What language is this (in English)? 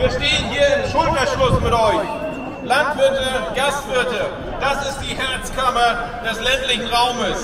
German